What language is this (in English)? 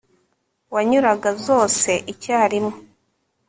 Kinyarwanda